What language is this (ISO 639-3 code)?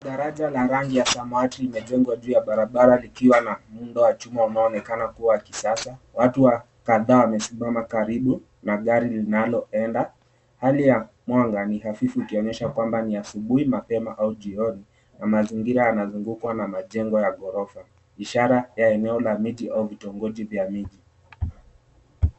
swa